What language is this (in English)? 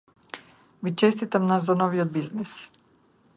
Macedonian